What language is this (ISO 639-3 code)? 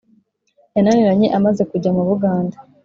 kin